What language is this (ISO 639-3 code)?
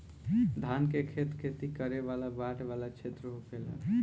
bho